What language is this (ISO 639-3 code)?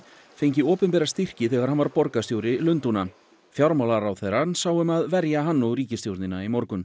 isl